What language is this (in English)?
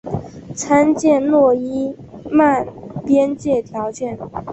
Chinese